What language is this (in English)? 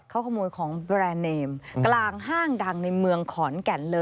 Thai